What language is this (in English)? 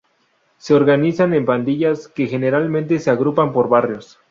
Spanish